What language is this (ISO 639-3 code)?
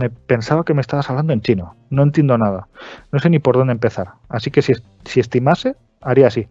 spa